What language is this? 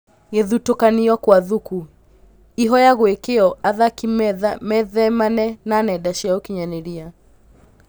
Kikuyu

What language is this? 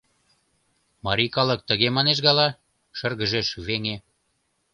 Mari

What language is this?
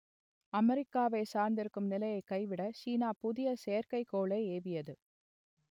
Tamil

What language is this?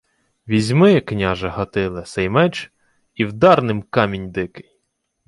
Ukrainian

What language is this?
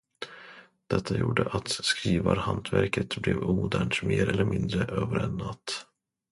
Swedish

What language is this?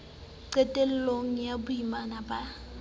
Southern Sotho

